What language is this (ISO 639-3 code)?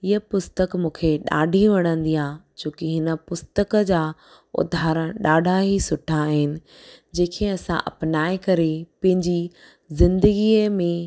snd